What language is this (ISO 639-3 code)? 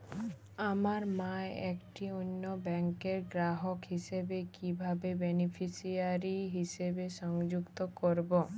ben